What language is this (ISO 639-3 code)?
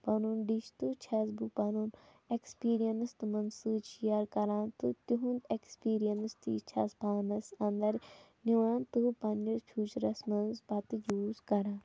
kas